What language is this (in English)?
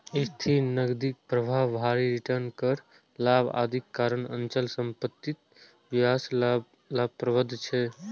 Maithili